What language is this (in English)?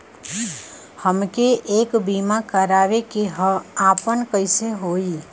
Bhojpuri